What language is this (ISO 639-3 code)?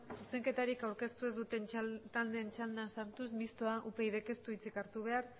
eus